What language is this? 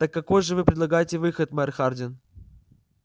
Russian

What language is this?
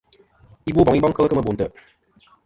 Kom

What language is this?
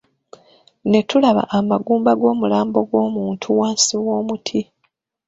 Ganda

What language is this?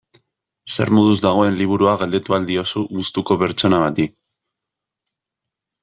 Basque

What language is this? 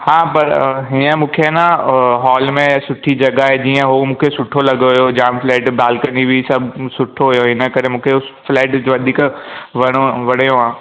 Sindhi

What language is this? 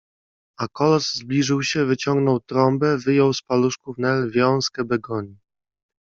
Polish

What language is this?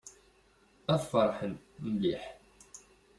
Kabyle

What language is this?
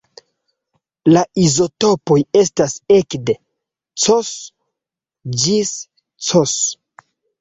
Esperanto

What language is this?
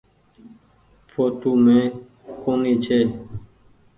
Goaria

